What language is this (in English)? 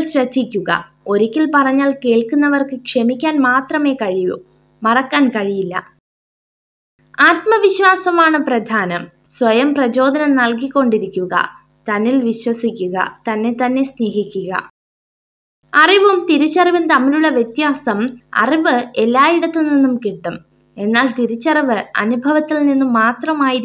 Malayalam